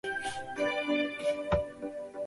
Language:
Chinese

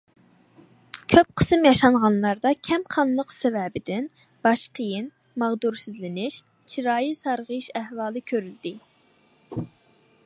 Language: Uyghur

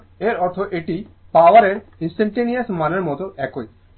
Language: Bangla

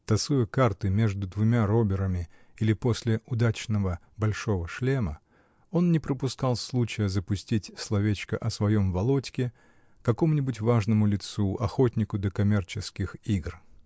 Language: Russian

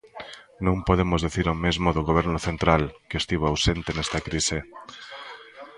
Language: Galician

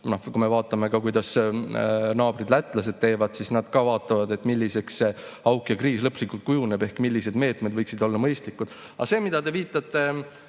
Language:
Estonian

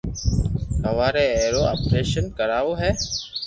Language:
Loarki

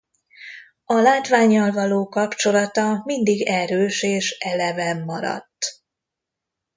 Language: Hungarian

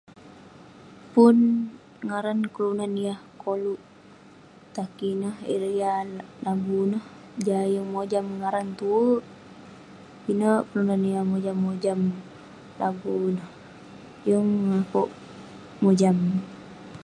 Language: Western Penan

